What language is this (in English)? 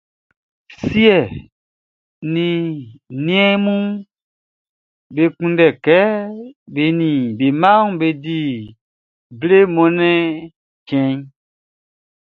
Baoulé